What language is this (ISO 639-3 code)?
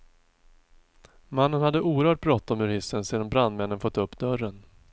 swe